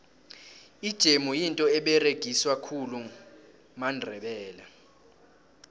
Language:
South Ndebele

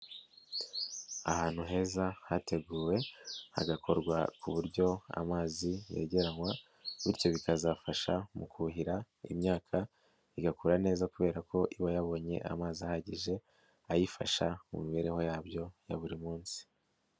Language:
Kinyarwanda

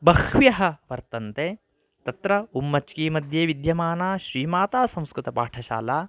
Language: Sanskrit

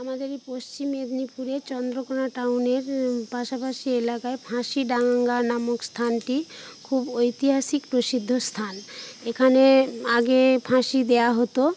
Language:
Bangla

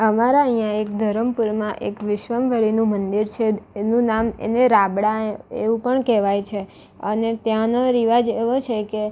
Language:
Gujarati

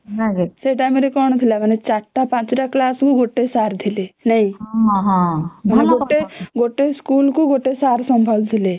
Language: Odia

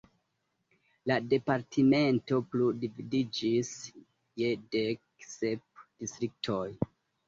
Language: Esperanto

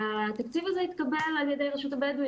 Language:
Hebrew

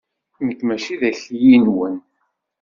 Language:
Kabyle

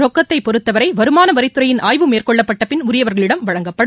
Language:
Tamil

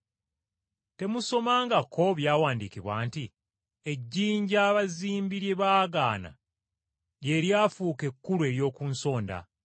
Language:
Ganda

